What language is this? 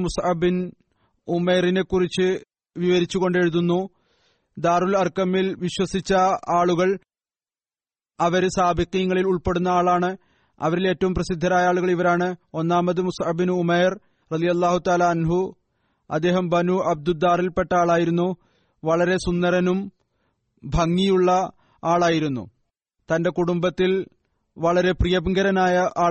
Malayalam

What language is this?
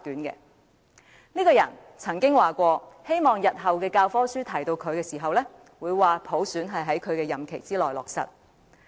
Cantonese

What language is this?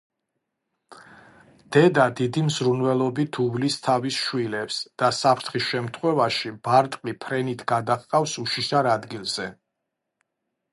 Georgian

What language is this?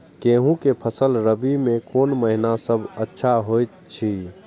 Maithili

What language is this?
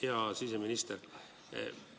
Estonian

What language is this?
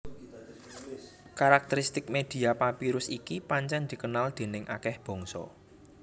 Javanese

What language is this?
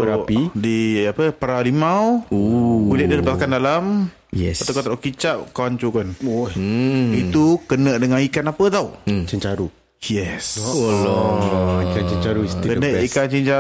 Malay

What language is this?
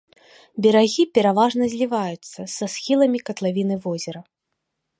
Belarusian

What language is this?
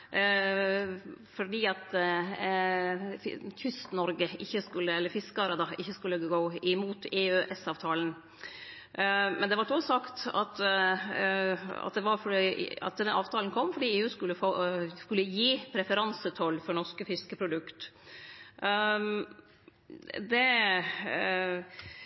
Norwegian Nynorsk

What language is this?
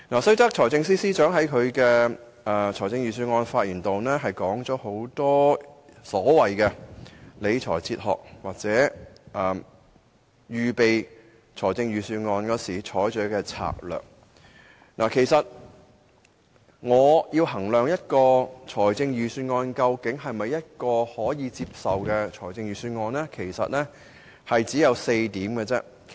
Cantonese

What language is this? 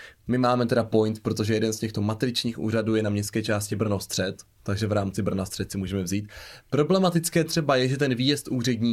Czech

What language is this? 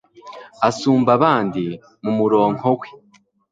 Kinyarwanda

